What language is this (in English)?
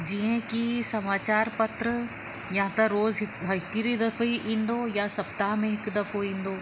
Sindhi